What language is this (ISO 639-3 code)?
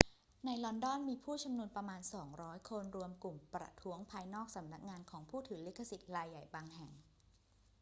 tha